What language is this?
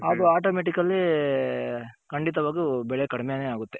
Kannada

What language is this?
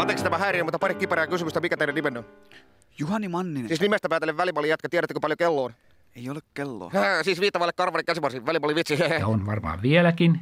Finnish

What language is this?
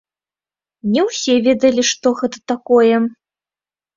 Belarusian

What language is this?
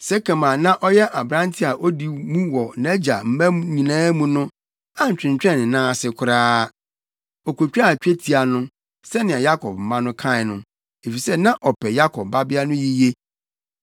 Akan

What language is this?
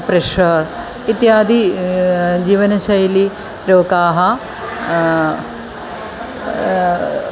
Sanskrit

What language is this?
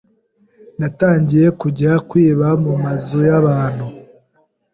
Kinyarwanda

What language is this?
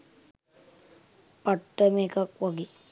Sinhala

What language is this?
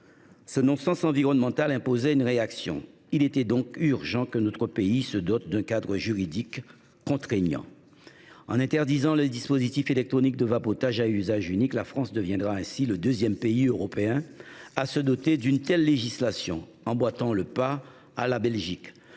French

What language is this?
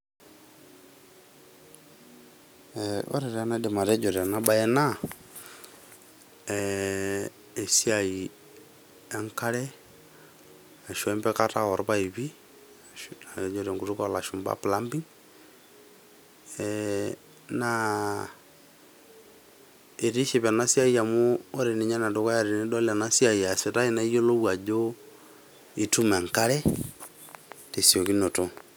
Masai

